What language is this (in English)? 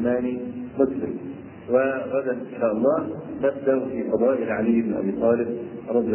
Arabic